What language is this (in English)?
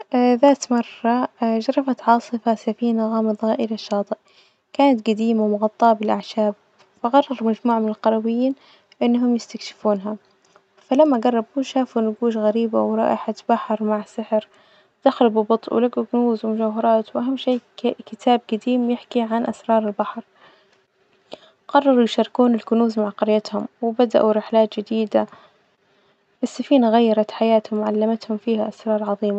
Najdi Arabic